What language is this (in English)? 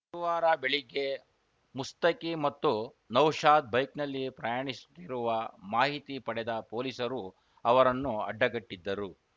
Kannada